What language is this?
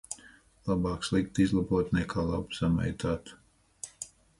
Latvian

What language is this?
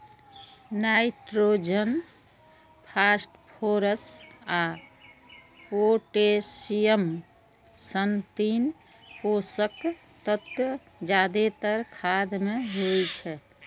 Maithili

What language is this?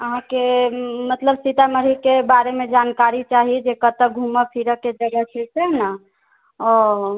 Maithili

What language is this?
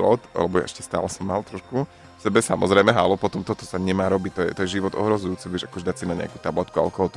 Slovak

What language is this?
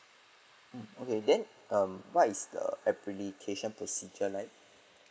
English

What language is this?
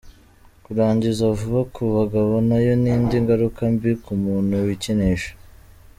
Kinyarwanda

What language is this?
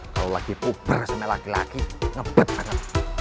Indonesian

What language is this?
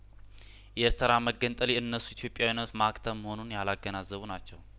Amharic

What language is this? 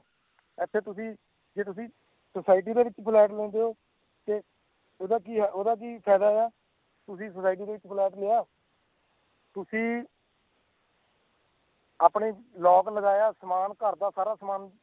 Punjabi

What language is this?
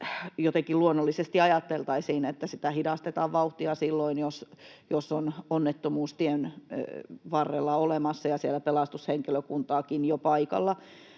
Finnish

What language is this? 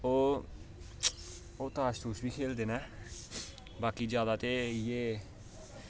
Dogri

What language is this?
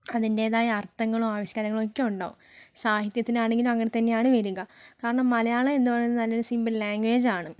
Malayalam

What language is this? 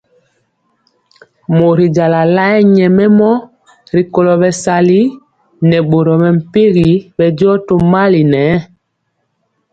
Mpiemo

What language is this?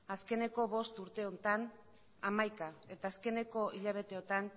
Basque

